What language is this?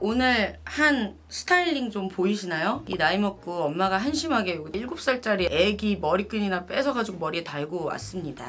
Korean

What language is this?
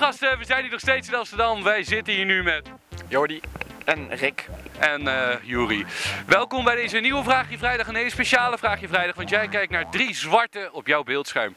Dutch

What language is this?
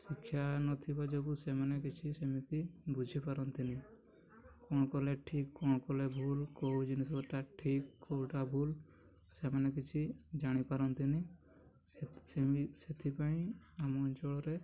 Odia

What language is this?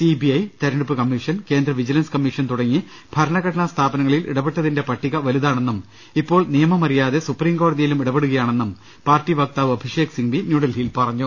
Malayalam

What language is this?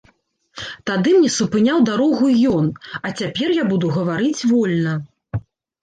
Belarusian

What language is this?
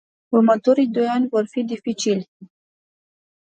Romanian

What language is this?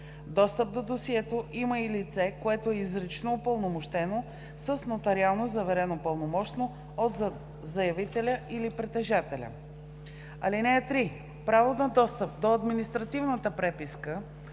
Bulgarian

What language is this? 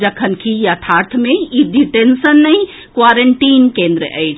Maithili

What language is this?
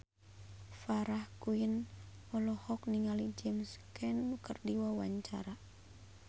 Sundanese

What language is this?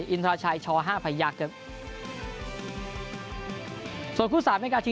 Thai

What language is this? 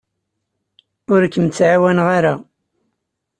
Kabyle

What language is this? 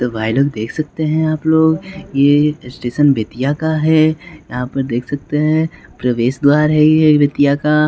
Hindi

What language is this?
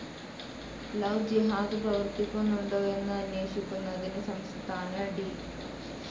Malayalam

